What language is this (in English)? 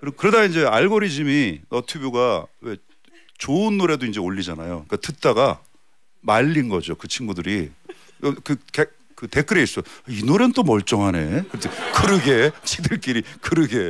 Korean